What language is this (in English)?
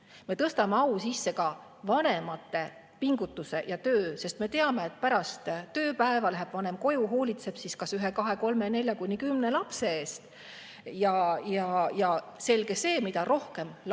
Estonian